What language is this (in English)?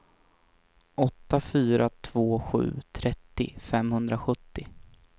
Swedish